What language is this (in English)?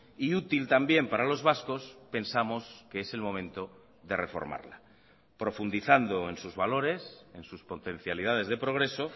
Spanish